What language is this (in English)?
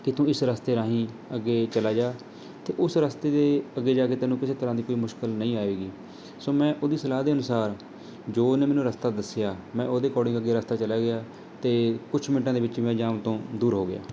Punjabi